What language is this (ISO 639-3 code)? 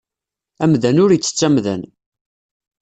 kab